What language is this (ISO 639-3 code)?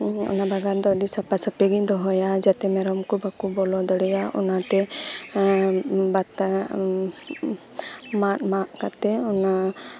sat